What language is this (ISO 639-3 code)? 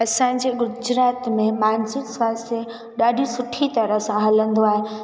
snd